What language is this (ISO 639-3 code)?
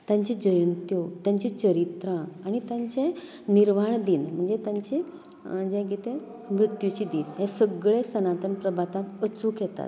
kok